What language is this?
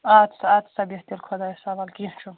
Kashmiri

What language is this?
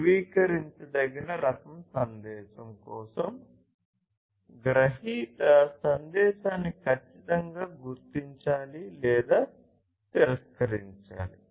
Telugu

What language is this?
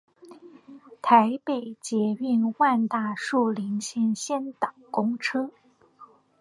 Chinese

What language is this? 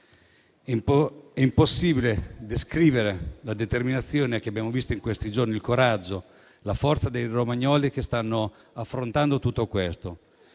Italian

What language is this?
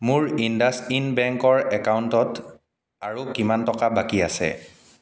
Assamese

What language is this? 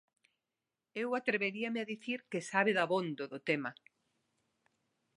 Galician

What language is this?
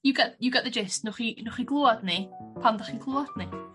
Welsh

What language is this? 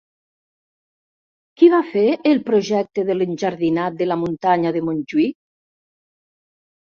Catalan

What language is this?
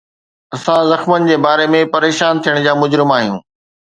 Sindhi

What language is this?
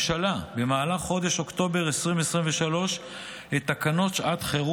Hebrew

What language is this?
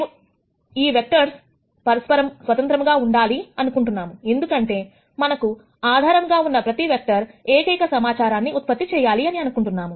Telugu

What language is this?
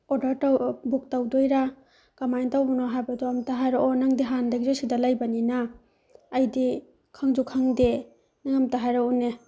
Manipuri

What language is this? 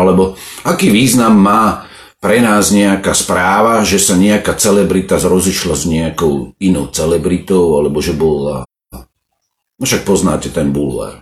Slovak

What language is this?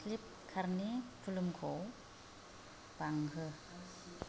Bodo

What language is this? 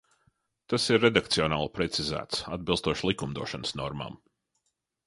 Latvian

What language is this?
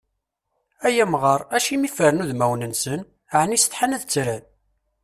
Kabyle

